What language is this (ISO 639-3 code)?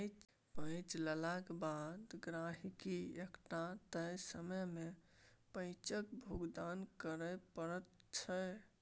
mai